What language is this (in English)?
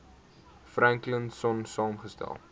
Afrikaans